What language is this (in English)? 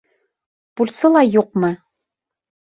Bashkir